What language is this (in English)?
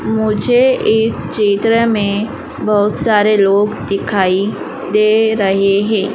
Hindi